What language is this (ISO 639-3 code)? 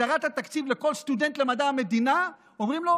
heb